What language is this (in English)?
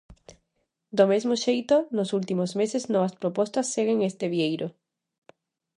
Galician